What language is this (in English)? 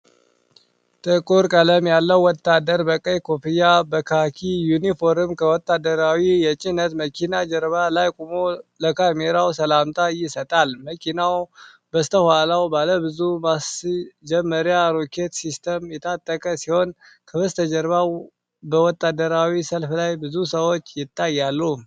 Amharic